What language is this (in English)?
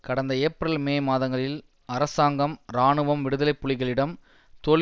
Tamil